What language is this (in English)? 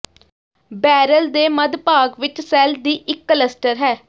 Punjabi